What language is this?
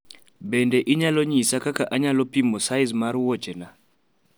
Luo (Kenya and Tanzania)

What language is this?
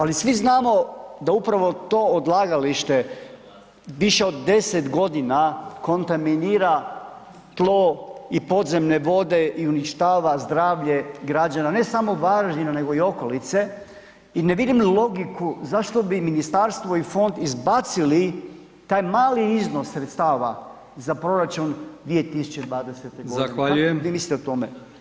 Croatian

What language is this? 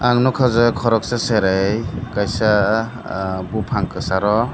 Kok Borok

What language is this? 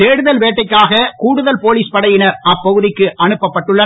Tamil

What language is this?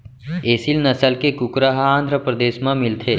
Chhattisgarhi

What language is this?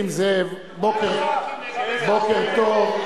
Hebrew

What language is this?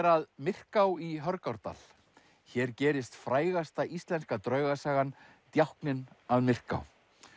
Icelandic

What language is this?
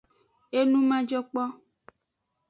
Aja (Benin)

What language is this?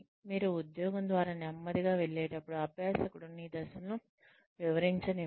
Telugu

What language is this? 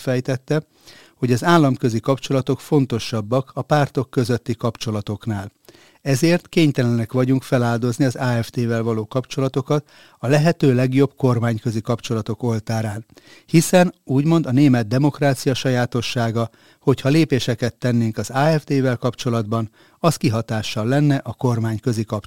Hungarian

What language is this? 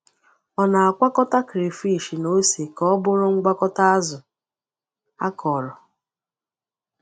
Igbo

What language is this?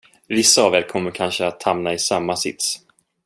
Swedish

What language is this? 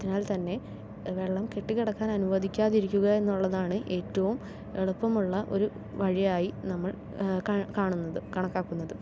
Malayalam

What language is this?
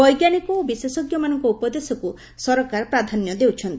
Odia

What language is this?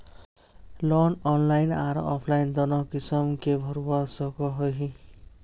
Magahi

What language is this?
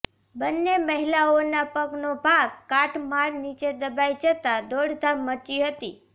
Gujarati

